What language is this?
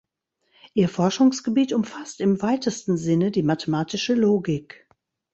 German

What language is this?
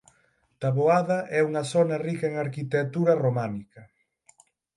Galician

